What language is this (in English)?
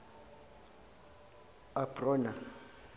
Zulu